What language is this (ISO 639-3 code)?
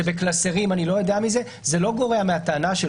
heb